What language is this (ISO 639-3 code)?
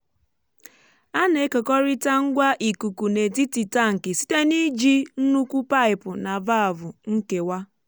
ibo